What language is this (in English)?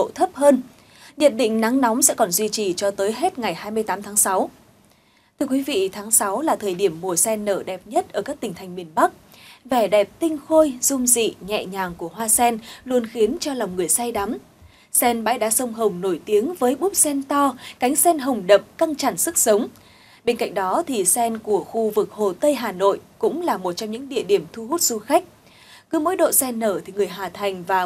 Vietnamese